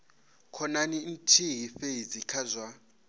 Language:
Venda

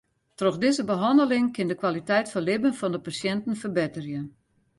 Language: Western Frisian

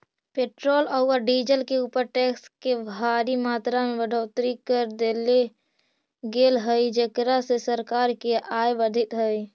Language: Magahi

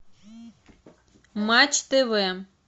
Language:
Russian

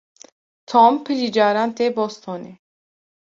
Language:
Kurdish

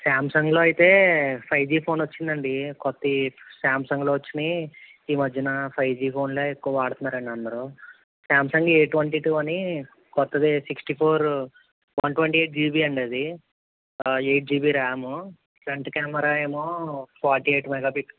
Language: Telugu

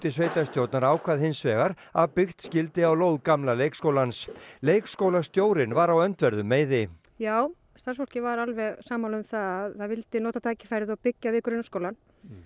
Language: Icelandic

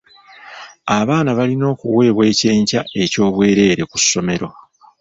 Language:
Ganda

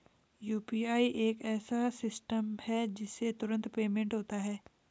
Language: Hindi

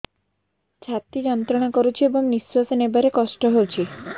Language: Odia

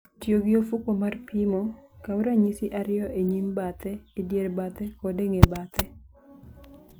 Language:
Luo (Kenya and Tanzania)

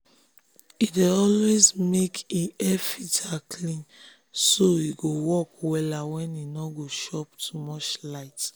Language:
Nigerian Pidgin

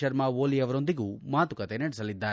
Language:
Kannada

